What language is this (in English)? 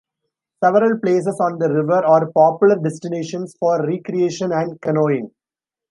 English